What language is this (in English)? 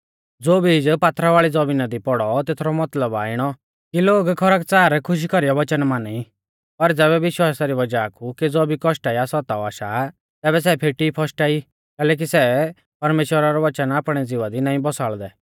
Mahasu Pahari